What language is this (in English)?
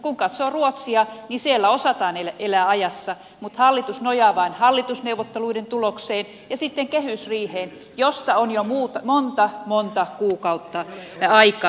Finnish